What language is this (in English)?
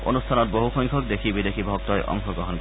Assamese